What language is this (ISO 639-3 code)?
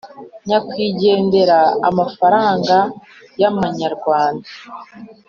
kin